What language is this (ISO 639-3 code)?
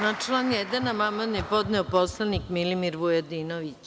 srp